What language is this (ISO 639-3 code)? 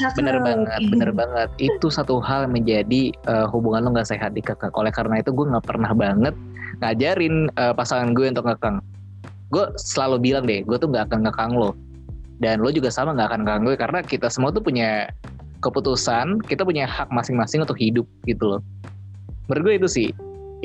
ind